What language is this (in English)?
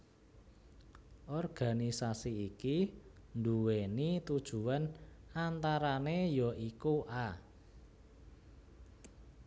Javanese